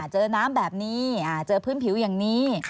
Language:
Thai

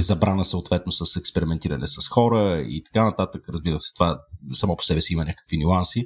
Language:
Bulgarian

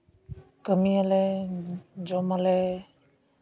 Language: Santali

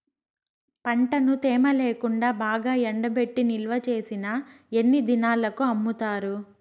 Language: Telugu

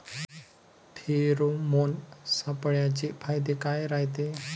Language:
Marathi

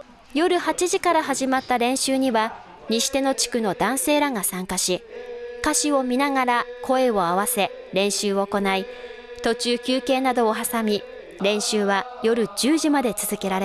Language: Japanese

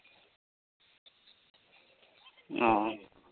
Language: Santali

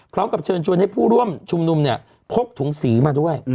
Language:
Thai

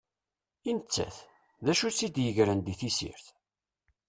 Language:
Kabyle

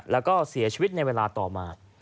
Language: Thai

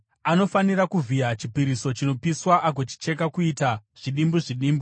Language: Shona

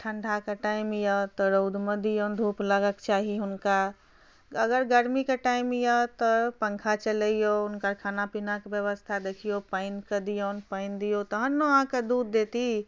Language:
Maithili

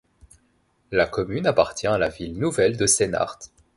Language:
French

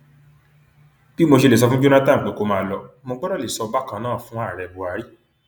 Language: Yoruba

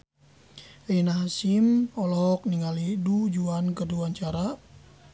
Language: Sundanese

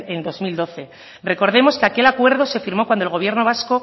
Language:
Spanish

